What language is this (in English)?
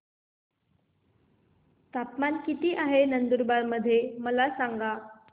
Marathi